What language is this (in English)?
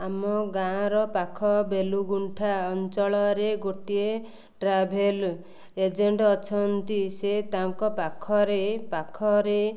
Odia